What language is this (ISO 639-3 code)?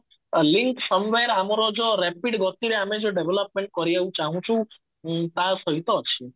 ori